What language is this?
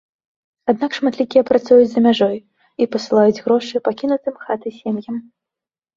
Belarusian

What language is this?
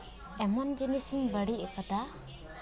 Santali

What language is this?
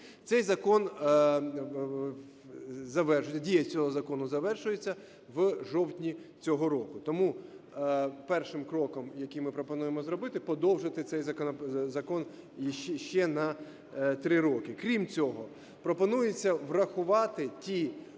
Ukrainian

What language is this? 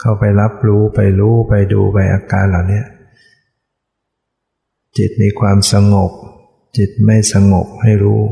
Thai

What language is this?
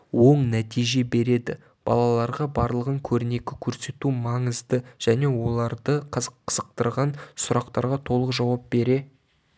Kazakh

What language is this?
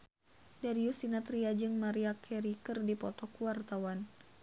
Sundanese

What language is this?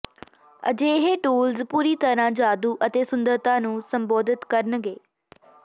Punjabi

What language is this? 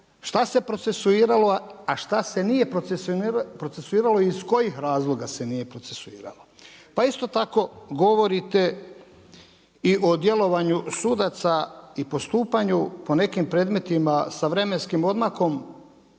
Croatian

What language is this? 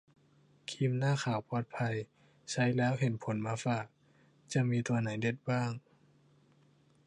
Thai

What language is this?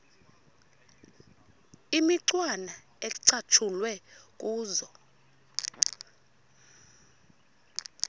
Xhosa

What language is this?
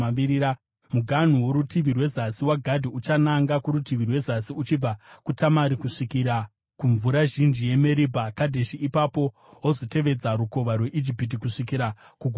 Shona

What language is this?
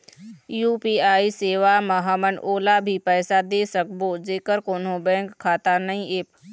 Chhattisgarhi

